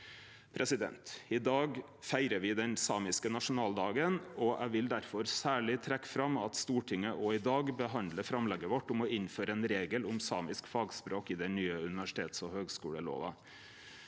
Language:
Norwegian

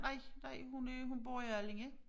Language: Danish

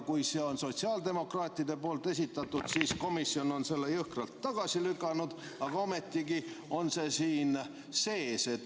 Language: Estonian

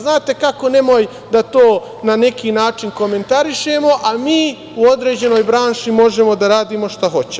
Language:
Serbian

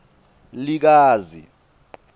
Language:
Swati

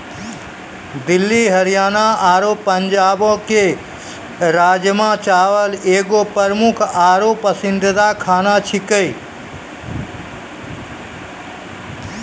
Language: Maithili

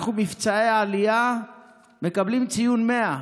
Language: Hebrew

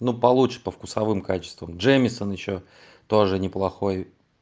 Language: Russian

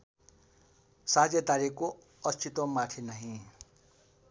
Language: Nepali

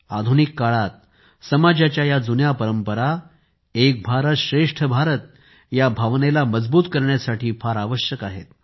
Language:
Marathi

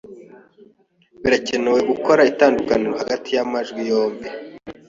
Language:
Kinyarwanda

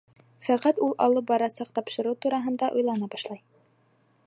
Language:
Bashkir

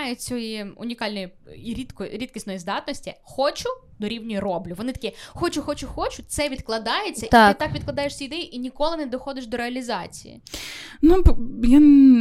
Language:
Ukrainian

